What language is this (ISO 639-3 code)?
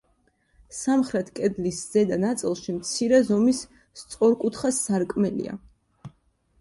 kat